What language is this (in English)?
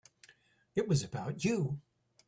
English